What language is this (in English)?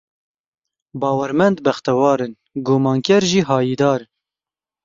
Kurdish